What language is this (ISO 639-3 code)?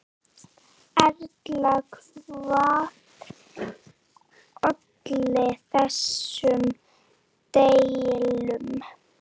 isl